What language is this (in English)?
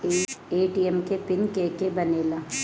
Bhojpuri